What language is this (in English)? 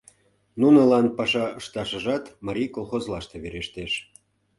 Mari